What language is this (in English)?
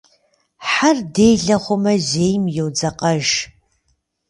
Kabardian